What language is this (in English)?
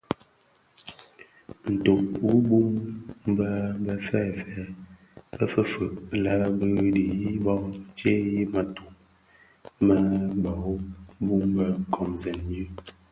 Bafia